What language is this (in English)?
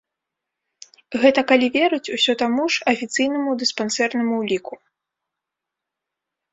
Belarusian